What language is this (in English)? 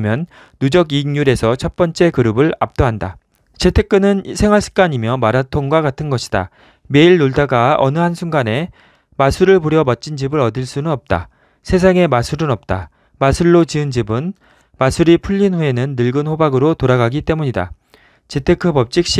Korean